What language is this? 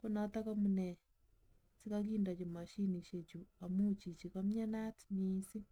Kalenjin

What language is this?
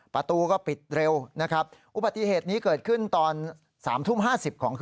Thai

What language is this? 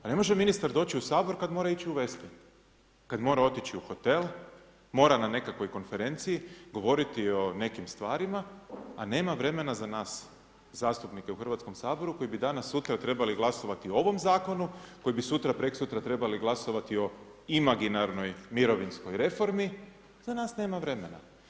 Croatian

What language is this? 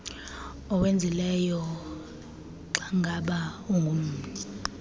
Xhosa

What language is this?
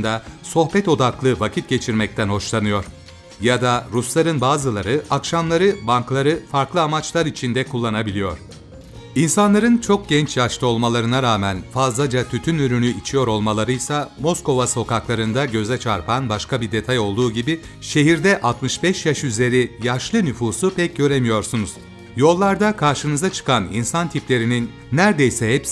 Turkish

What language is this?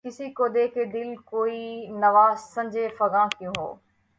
Urdu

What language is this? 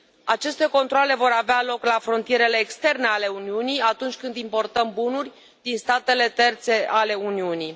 Romanian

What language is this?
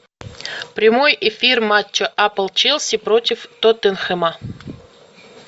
Russian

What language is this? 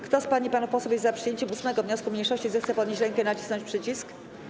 Polish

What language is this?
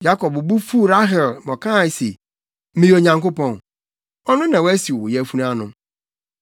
Akan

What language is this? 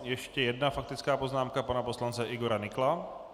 Czech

